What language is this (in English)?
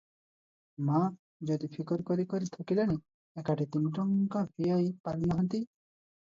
Odia